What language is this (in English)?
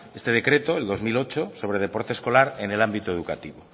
Spanish